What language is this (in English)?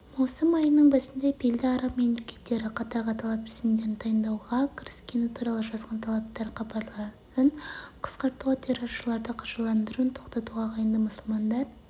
Kazakh